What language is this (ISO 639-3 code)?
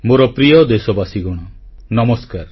ori